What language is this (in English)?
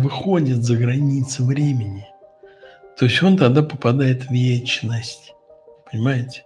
Russian